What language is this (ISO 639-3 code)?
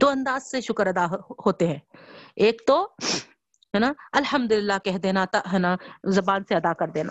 urd